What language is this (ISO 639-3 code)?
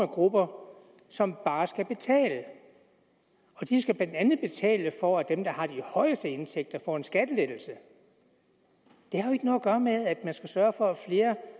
dan